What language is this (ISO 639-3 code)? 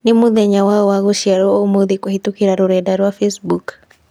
kik